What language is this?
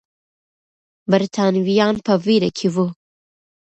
Pashto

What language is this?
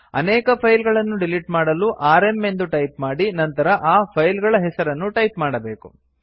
Kannada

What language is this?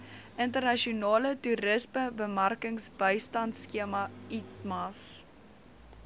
Afrikaans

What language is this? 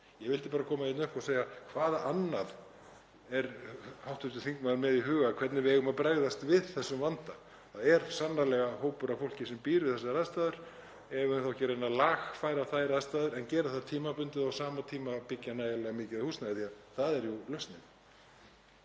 Icelandic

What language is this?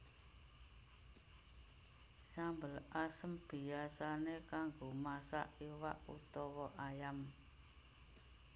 Javanese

